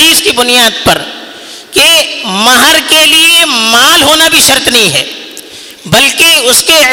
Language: Urdu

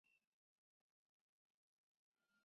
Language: Chinese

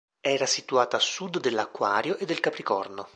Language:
Italian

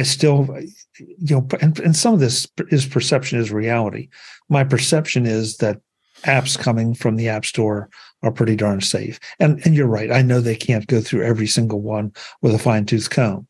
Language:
English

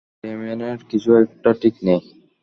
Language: Bangla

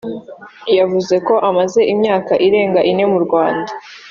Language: Kinyarwanda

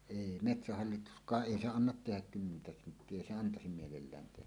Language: Finnish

